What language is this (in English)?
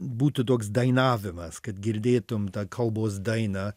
Lithuanian